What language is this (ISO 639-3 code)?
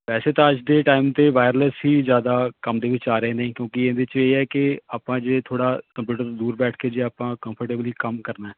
pan